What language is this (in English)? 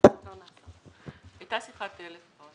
Hebrew